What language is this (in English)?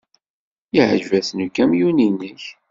Kabyle